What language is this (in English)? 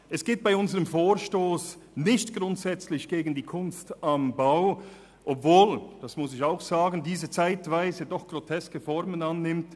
Swiss German